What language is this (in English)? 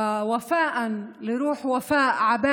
Hebrew